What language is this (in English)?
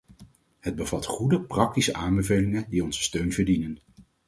Dutch